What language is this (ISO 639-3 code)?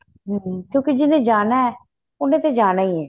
pan